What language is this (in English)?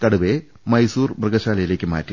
Malayalam